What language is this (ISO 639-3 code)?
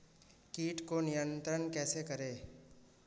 hin